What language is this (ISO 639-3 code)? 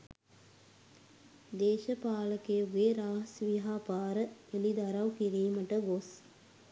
sin